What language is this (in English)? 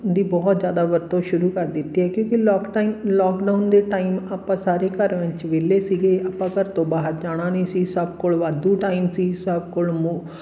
Punjabi